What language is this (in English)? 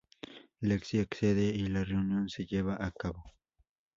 Spanish